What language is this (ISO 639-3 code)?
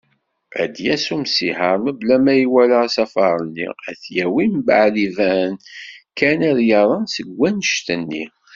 kab